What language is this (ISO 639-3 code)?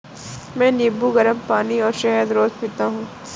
hin